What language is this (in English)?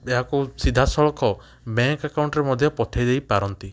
Odia